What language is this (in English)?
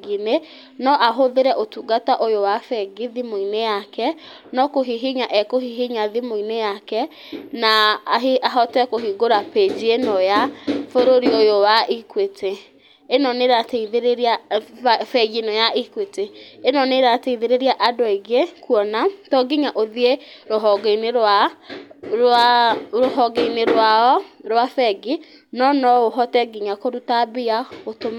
Kikuyu